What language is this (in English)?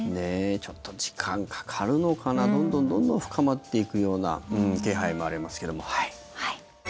Japanese